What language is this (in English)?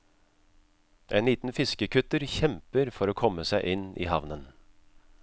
Norwegian